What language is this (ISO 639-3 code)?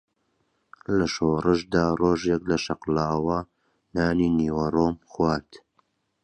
ckb